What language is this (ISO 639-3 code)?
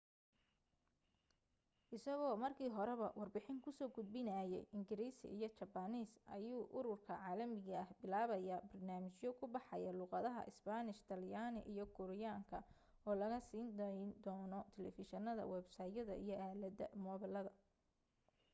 som